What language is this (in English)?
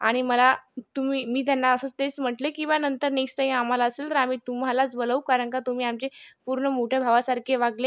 Marathi